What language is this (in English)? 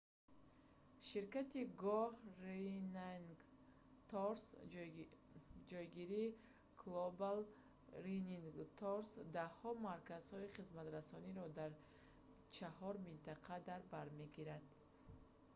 Tajik